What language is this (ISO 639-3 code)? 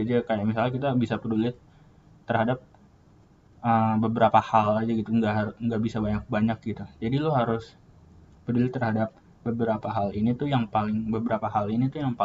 ind